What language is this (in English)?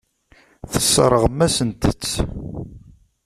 Kabyle